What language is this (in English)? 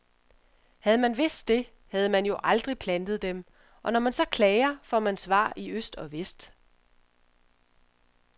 Danish